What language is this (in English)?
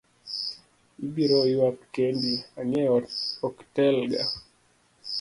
Luo (Kenya and Tanzania)